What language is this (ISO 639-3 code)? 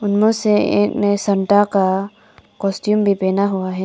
hin